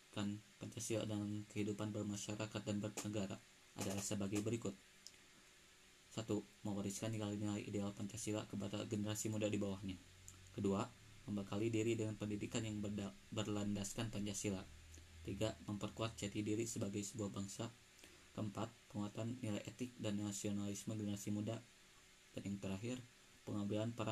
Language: Indonesian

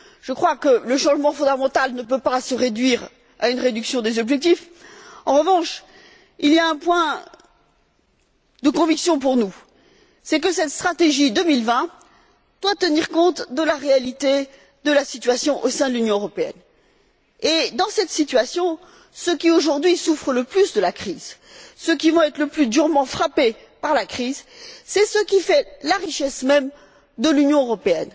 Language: French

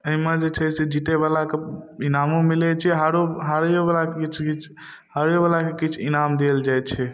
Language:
Maithili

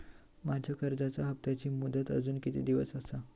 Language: Marathi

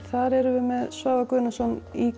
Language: Icelandic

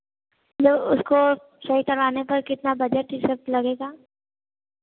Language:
Hindi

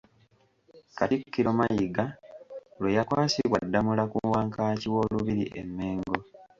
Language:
Ganda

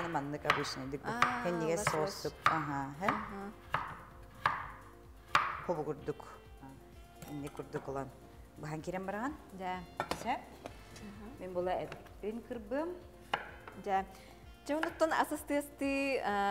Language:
Turkish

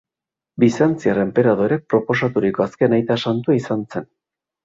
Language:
Basque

